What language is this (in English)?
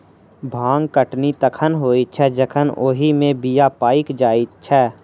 Maithili